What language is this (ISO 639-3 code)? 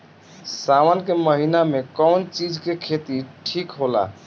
bho